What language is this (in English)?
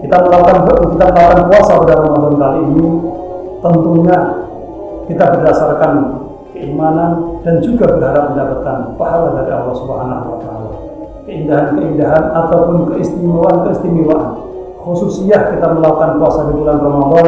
Indonesian